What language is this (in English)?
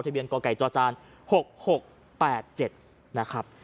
Thai